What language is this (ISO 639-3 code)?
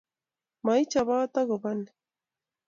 kln